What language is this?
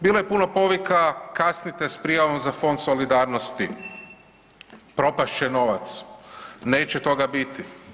Croatian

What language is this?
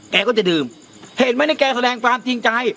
Thai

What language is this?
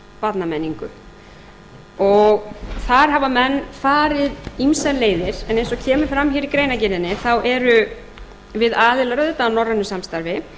Icelandic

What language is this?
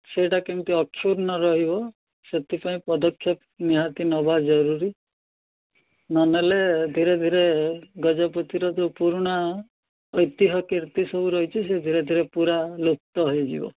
Odia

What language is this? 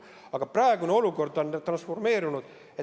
Estonian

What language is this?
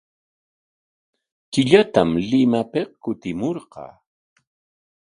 Corongo Ancash Quechua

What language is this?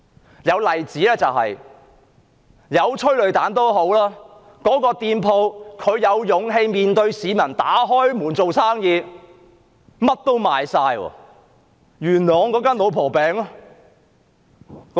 Cantonese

